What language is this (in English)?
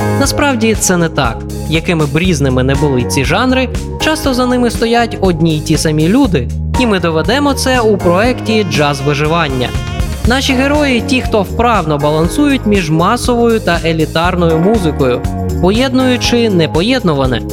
Ukrainian